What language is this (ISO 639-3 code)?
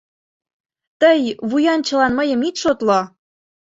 chm